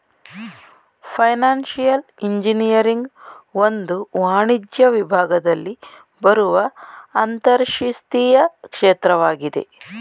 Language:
Kannada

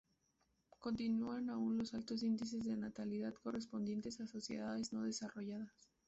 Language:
Spanish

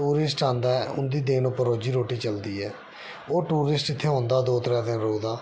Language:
Dogri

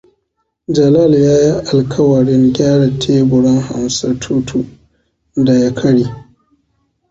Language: Hausa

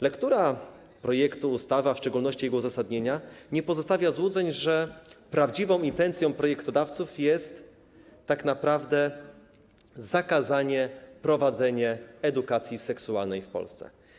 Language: Polish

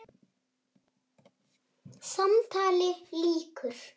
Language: Icelandic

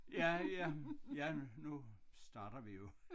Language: Danish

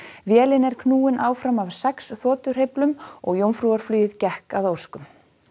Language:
Icelandic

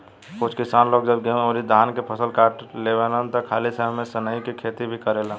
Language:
Bhojpuri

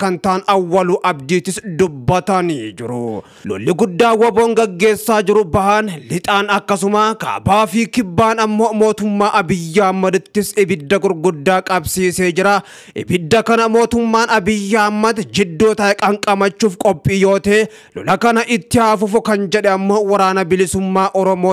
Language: Arabic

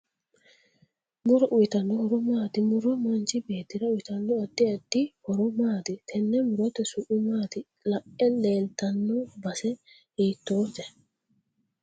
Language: Sidamo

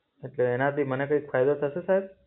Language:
Gujarati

